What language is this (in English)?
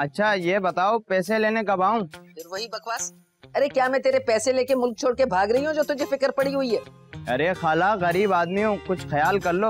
Hindi